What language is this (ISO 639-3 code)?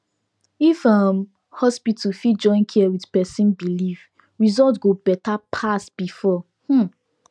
pcm